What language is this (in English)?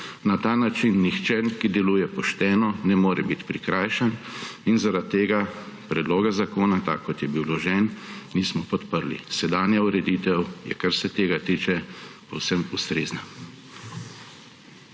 Slovenian